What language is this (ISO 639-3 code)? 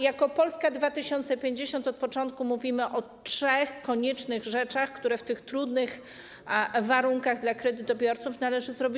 pol